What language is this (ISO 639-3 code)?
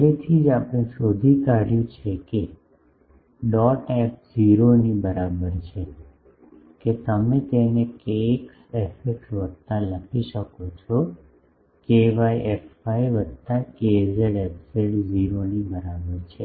guj